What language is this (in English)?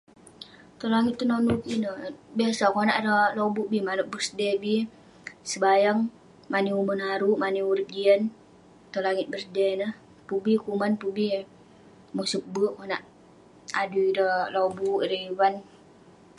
Western Penan